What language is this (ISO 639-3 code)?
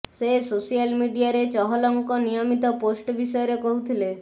ori